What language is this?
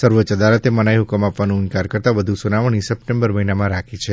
Gujarati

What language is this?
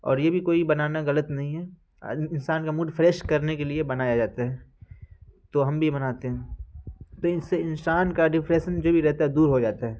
Urdu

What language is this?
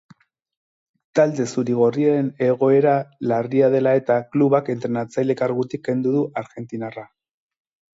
Basque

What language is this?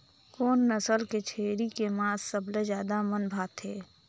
Chhattisgarhi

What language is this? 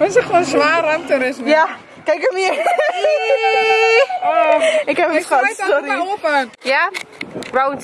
Dutch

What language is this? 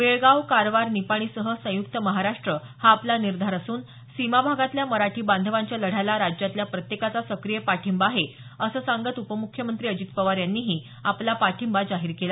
Marathi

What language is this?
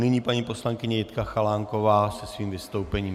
Czech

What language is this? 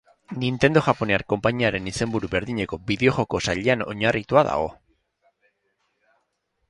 Basque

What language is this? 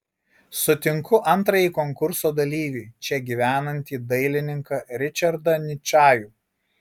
Lithuanian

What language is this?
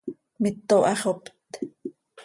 Seri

